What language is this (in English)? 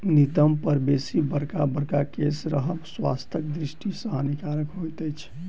Maithili